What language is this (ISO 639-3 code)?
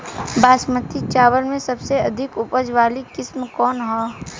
bho